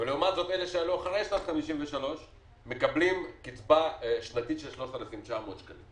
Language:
Hebrew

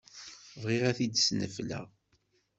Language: Kabyle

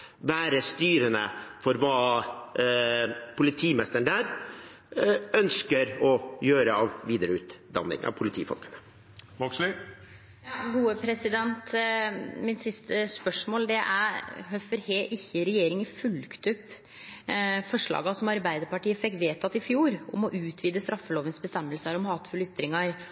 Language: Norwegian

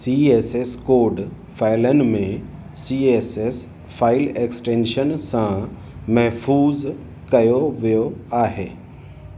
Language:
Sindhi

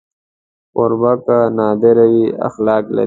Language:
Pashto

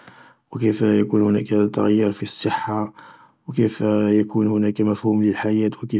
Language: Algerian Arabic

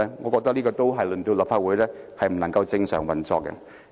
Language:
Cantonese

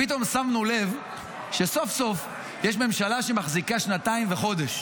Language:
Hebrew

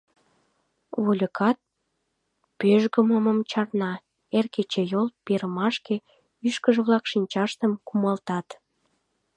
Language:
Mari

